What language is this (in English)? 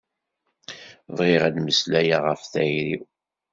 Kabyle